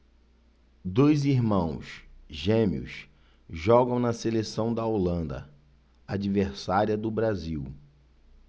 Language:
Portuguese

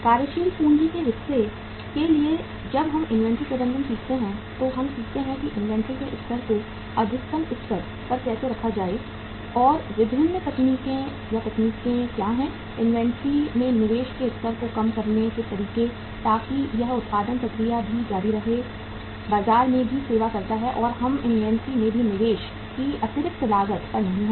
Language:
Hindi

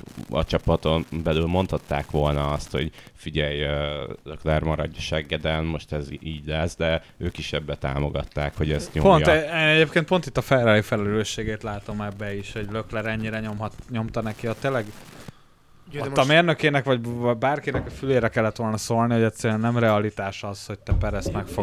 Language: Hungarian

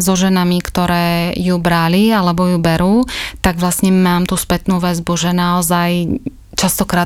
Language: Slovak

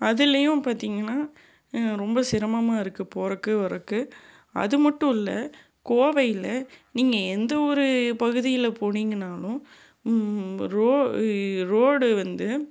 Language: Tamil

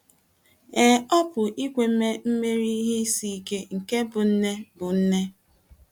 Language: Igbo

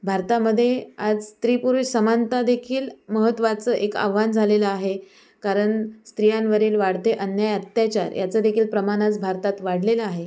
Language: Marathi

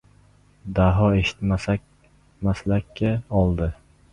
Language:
Uzbek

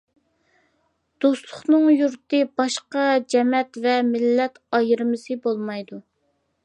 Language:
Uyghur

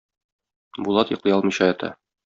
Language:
Tatar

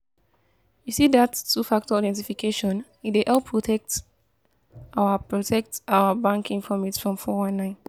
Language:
Nigerian Pidgin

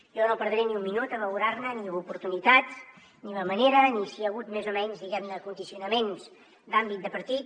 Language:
Catalan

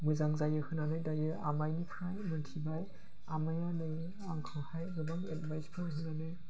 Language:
Bodo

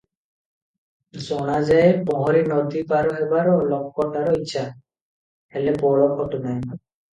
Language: Odia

